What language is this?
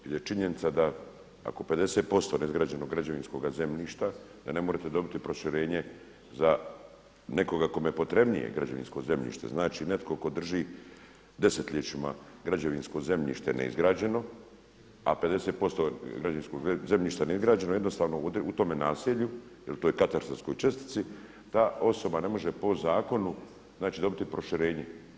Croatian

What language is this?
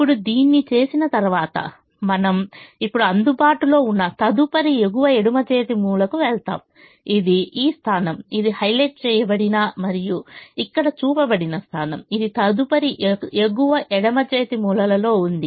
Telugu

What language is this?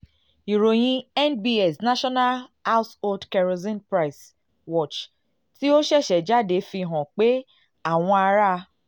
Yoruba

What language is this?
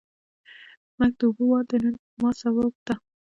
Pashto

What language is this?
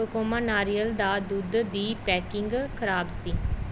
Punjabi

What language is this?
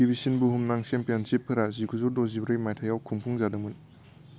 Bodo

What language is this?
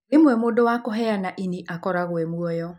Kikuyu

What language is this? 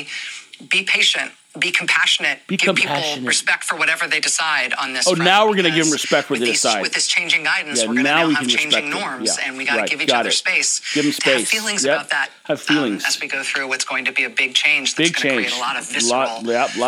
English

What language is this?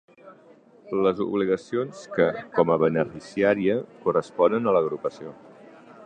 Catalan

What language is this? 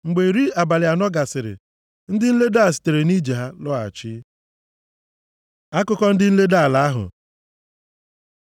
Igbo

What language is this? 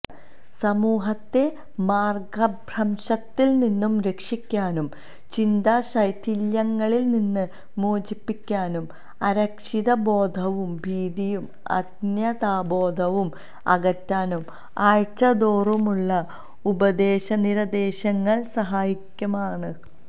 Malayalam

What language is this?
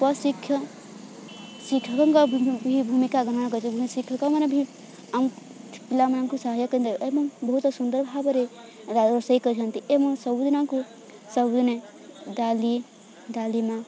Odia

